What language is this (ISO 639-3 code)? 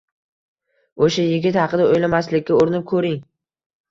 uzb